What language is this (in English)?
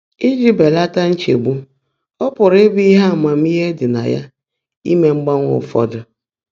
Igbo